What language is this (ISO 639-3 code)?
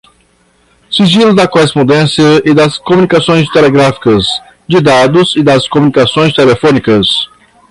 por